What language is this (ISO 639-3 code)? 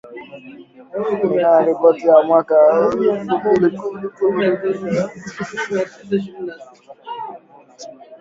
swa